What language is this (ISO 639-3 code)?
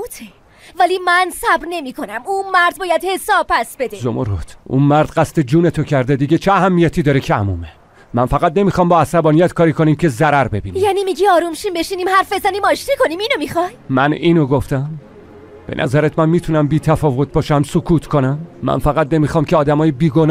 fas